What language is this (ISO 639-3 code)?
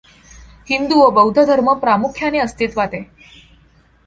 mar